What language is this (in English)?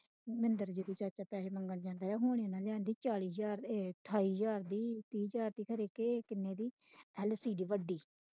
Punjabi